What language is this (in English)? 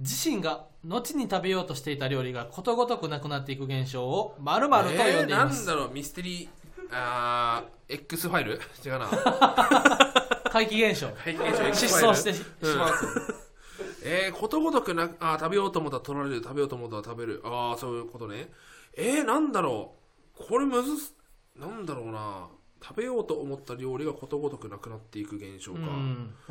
Japanese